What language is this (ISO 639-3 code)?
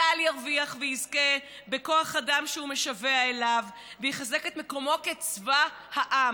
heb